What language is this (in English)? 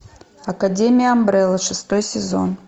Russian